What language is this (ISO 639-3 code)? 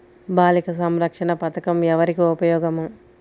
tel